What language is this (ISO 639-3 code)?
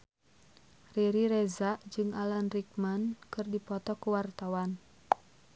sun